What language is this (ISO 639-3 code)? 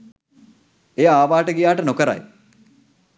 sin